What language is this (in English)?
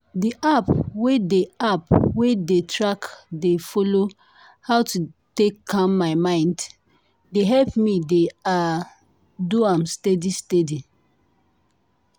Nigerian Pidgin